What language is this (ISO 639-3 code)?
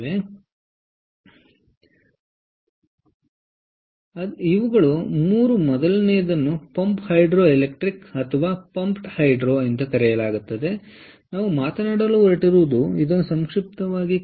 kan